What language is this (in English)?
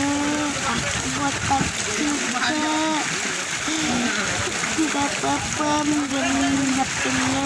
Indonesian